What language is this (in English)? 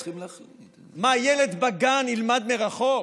Hebrew